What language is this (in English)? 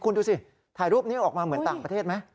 Thai